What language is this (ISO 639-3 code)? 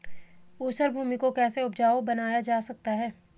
hin